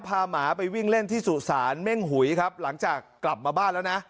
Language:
Thai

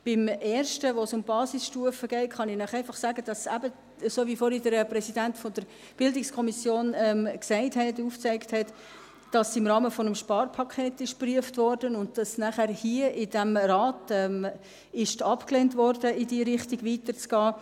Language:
Swiss German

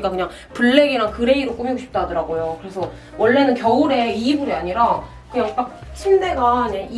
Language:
Korean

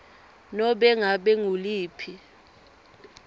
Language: Swati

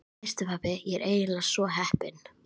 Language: Icelandic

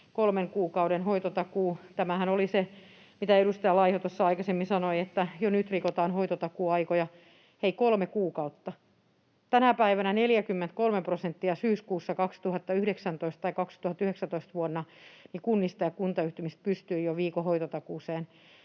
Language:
Finnish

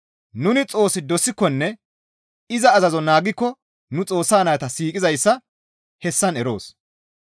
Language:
Gamo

